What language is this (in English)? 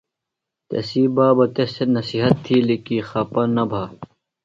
Phalura